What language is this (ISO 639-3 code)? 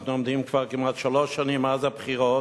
heb